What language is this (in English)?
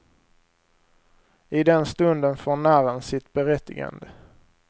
Swedish